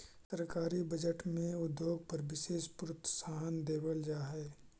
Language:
Magahi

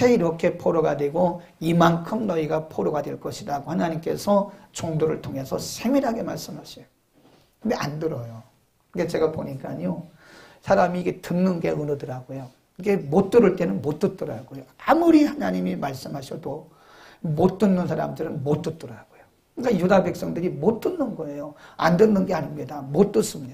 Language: Korean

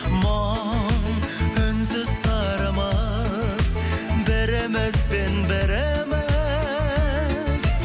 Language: Kazakh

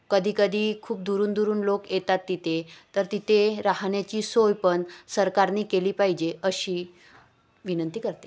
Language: Marathi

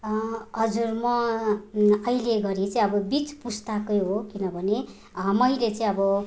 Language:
Nepali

